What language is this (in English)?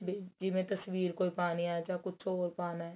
Punjabi